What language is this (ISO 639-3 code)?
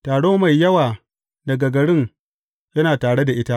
hau